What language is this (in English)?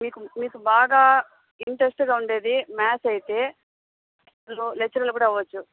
Telugu